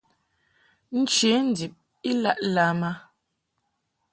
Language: Mungaka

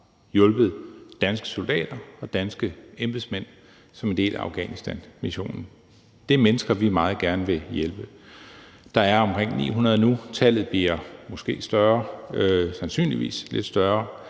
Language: Danish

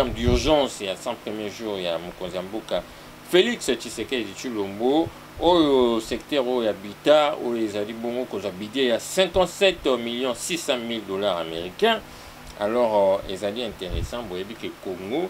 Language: French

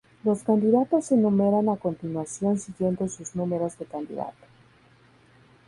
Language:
Spanish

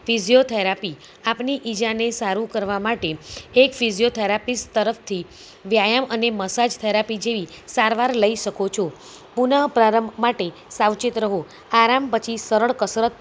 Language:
Gujarati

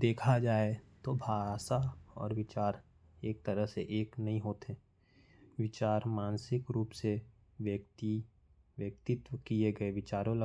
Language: Korwa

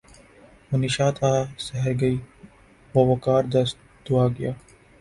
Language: Urdu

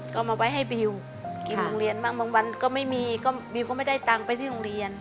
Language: Thai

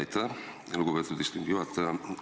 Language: Estonian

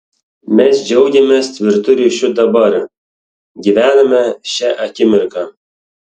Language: Lithuanian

